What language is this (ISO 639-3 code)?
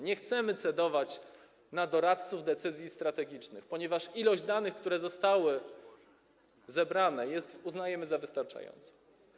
pol